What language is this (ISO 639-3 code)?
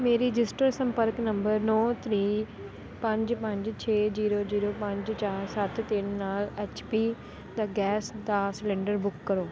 pan